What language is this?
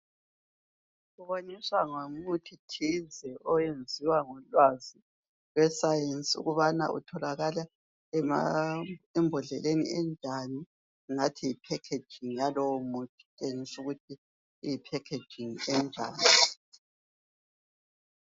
North Ndebele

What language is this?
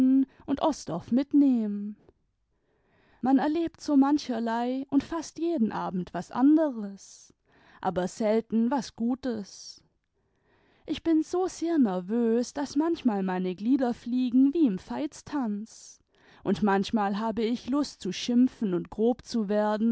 German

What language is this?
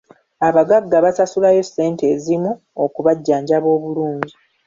Ganda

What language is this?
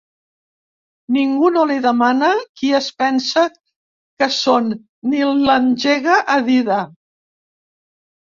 Catalan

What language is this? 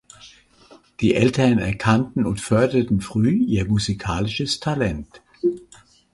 German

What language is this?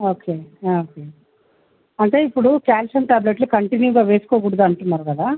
Telugu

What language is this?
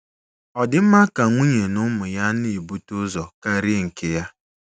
Igbo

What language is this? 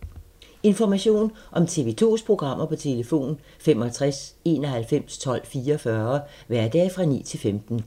Danish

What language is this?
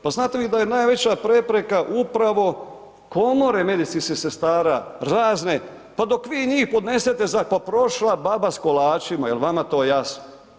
Croatian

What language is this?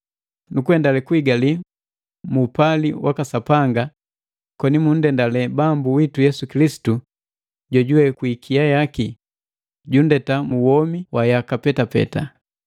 Matengo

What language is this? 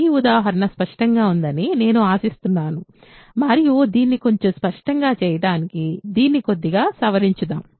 Telugu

